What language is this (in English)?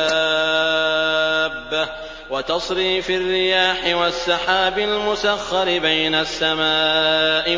Arabic